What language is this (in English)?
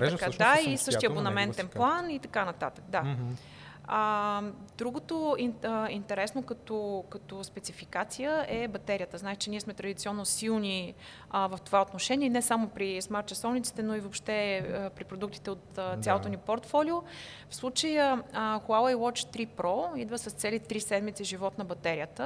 Bulgarian